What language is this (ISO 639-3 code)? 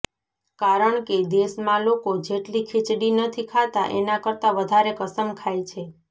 guj